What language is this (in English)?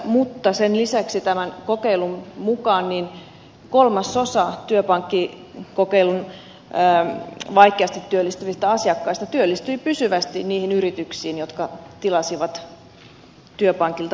Finnish